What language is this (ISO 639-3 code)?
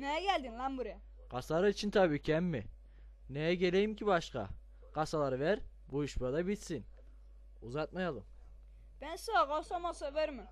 tur